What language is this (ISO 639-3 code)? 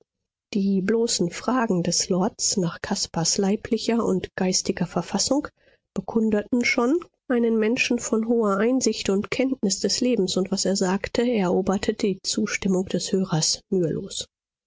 deu